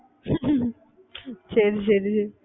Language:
Tamil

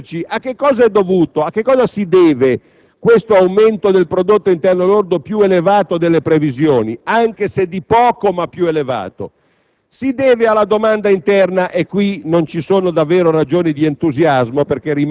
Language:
Italian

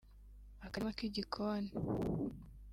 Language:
Kinyarwanda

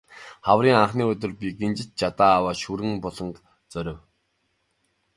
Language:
Mongolian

